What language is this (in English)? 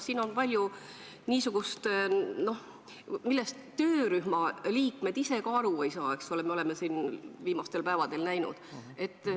Estonian